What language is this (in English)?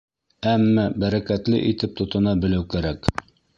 Bashkir